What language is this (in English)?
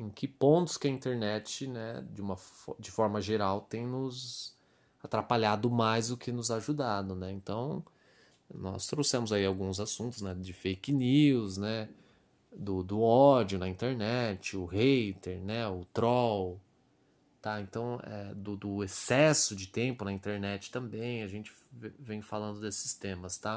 Portuguese